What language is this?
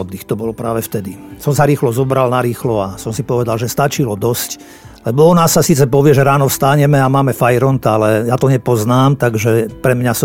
Slovak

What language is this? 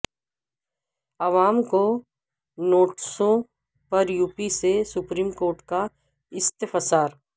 Urdu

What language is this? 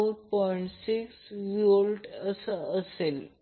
Marathi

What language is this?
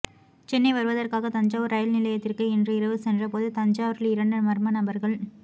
Tamil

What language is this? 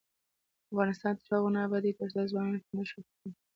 Pashto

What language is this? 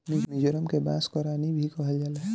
Bhojpuri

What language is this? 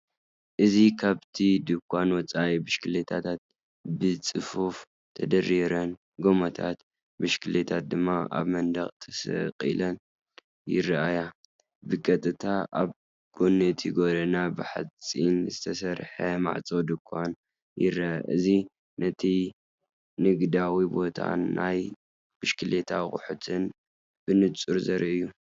Tigrinya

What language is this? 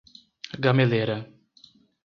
Portuguese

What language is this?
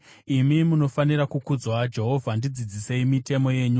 Shona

